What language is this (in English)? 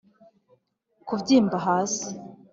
Kinyarwanda